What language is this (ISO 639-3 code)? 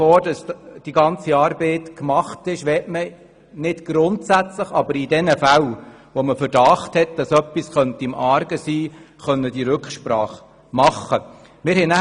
gsw